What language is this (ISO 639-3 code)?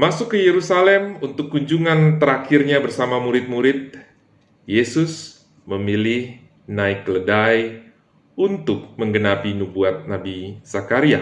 ind